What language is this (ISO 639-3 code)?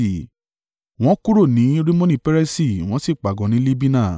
yor